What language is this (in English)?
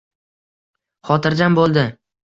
Uzbek